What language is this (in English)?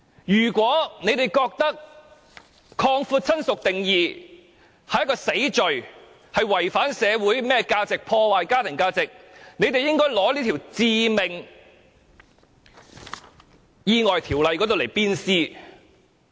Cantonese